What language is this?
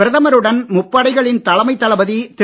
Tamil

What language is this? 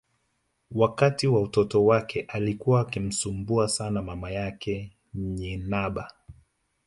Swahili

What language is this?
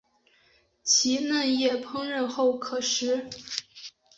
Chinese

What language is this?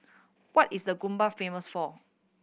English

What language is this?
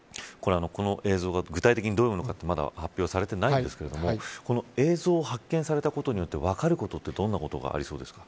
Japanese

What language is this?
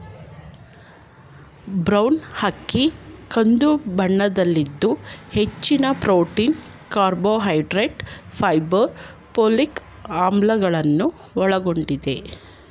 Kannada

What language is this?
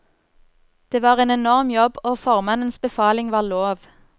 Norwegian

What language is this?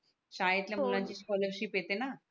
Marathi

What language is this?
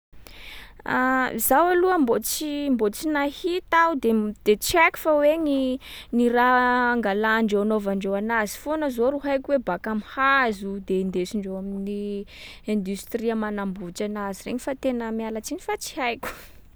Sakalava Malagasy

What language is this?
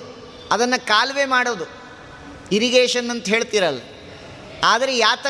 Kannada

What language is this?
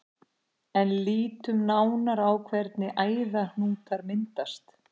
Icelandic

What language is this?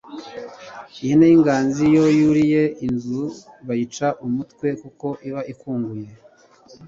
Kinyarwanda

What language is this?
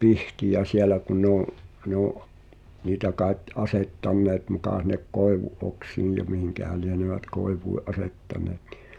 Finnish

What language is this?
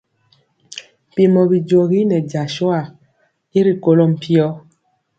Mpiemo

